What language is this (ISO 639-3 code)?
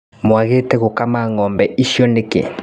kik